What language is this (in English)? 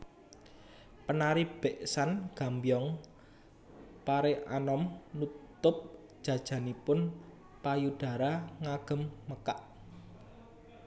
Javanese